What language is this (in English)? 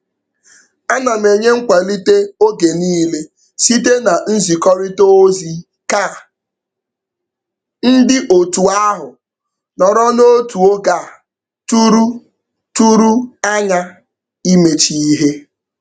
Igbo